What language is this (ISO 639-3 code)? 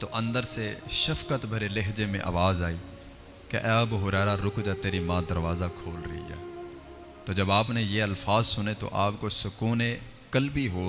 urd